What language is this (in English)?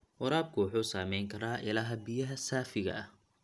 Somali